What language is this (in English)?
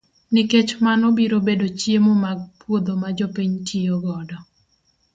Luo (Kenya and Tanzania)